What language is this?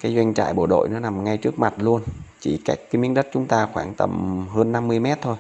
Vietnamese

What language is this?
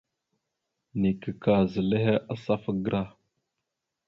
Mada (Cameroon)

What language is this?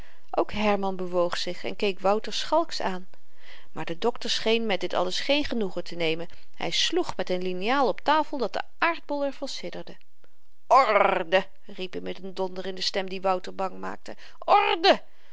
Dutch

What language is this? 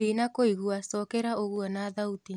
Kikuyu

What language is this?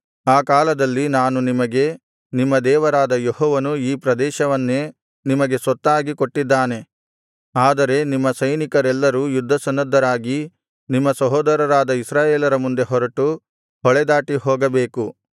Kannada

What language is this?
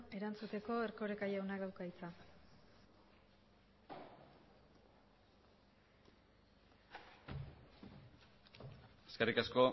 Basque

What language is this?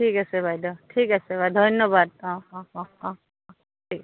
Assamese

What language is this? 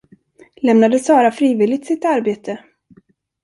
Swedish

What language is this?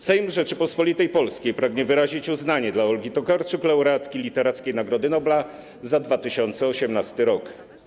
Polish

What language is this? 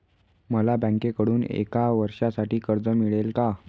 Marathi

